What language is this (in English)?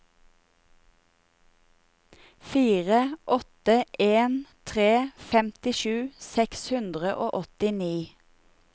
Norwegian